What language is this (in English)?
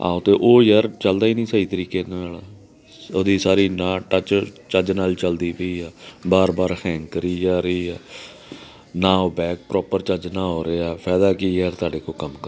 Punjabi